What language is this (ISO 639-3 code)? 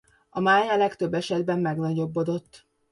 hun